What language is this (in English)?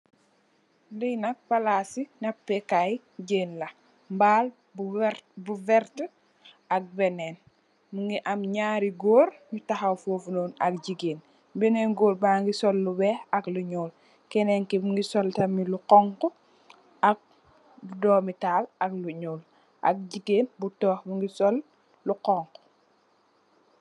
Wolof